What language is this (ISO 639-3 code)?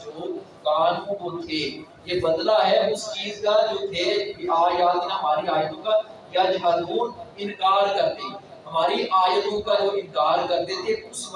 urd